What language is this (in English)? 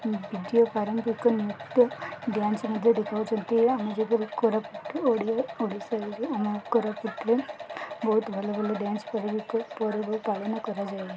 Odia